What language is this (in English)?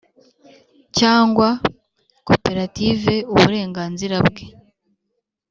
Kinyarwanda